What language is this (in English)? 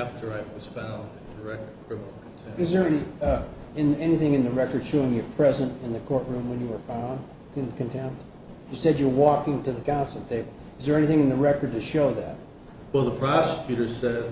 English